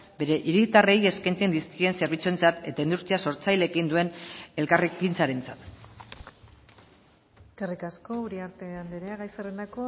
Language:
Basque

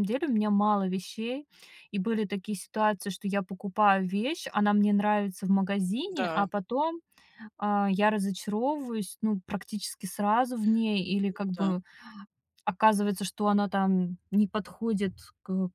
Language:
Russian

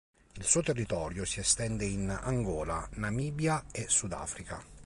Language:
Italian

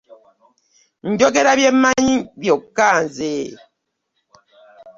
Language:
Ganda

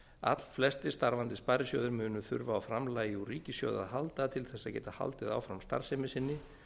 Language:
Icelandic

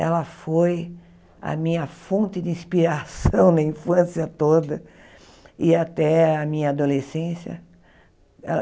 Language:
Portuguese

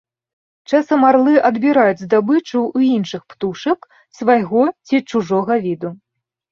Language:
Belarusian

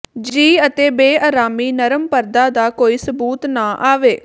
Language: Punjabi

